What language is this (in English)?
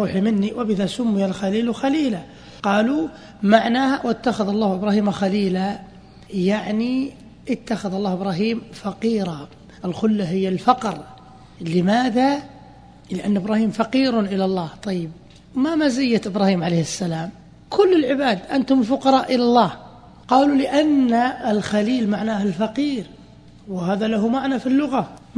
Arabic